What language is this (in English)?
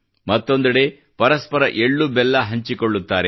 Kannada